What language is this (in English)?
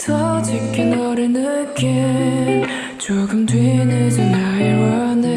Korean